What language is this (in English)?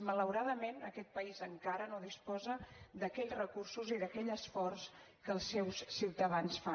Catalan